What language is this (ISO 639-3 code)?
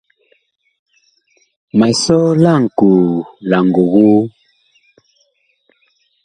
bkh